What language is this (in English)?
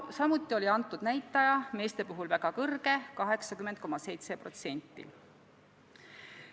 Estonian